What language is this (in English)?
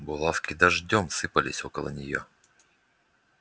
Russian